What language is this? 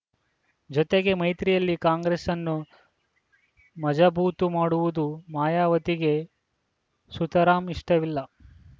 Kannada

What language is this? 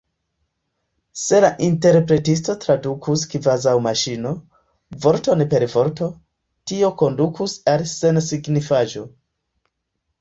Esperanto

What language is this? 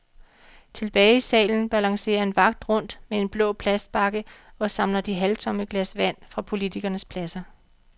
Danish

